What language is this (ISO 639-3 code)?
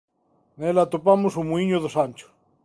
glg